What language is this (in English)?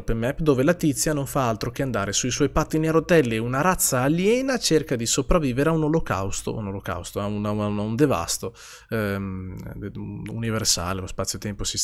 Italian